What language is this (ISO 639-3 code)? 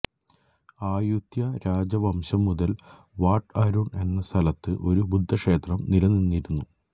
mal